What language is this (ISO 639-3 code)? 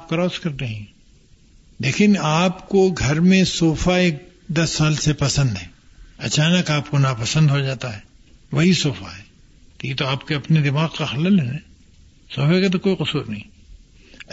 urd